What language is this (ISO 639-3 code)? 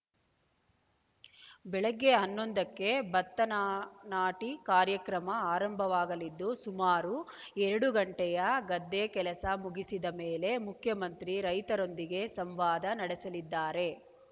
kan